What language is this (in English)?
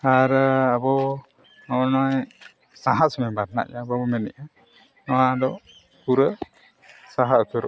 Santali